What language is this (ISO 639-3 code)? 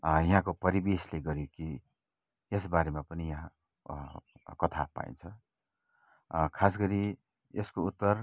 nep